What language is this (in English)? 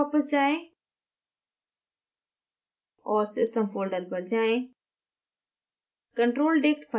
Hindi